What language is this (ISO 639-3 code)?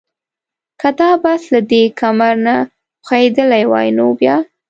pus